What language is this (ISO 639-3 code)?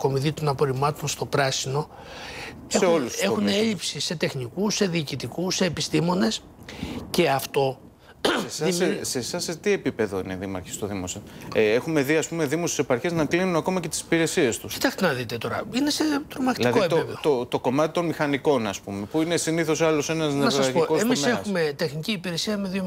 ell